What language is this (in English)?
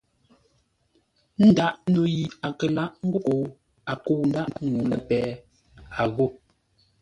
Ngombale